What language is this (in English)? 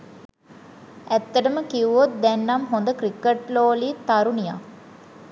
Sinhala